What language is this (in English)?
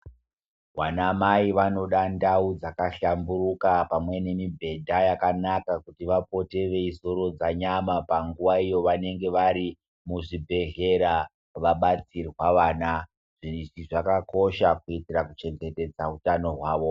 Ndau